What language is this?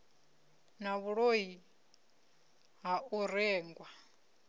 Venda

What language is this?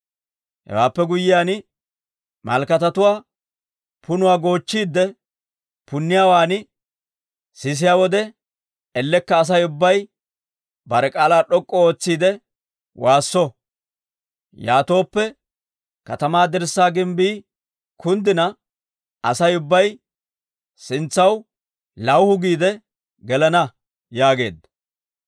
Dawro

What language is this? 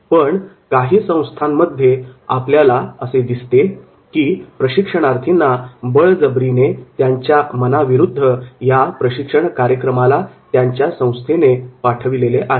Marathi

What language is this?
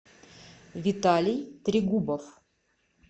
Russian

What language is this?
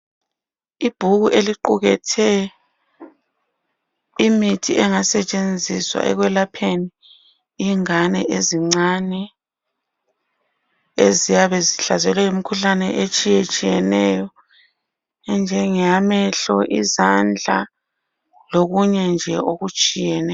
North Ndebele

